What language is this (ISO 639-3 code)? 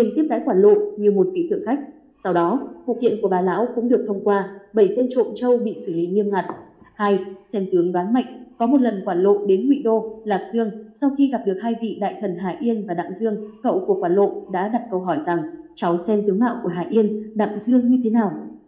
vie